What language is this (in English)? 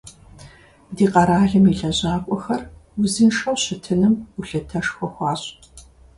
Kabardian